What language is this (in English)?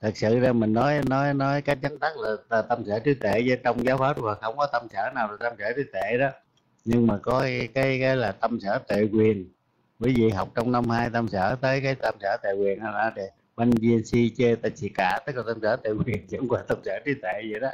Vietnamese